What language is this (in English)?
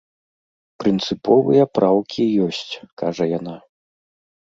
Belarusian